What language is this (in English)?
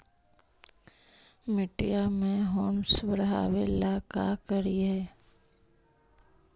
Magahi